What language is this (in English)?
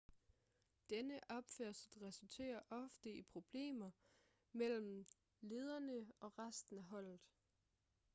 Danish